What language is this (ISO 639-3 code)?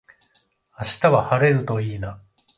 jpn